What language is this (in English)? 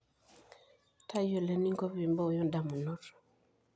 Masai